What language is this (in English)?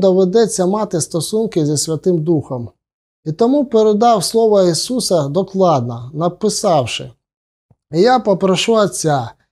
Ukrainian